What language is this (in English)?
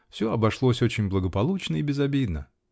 Russian